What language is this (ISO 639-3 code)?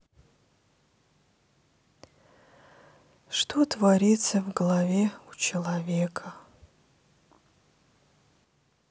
rus